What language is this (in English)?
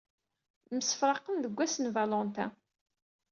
Kabyle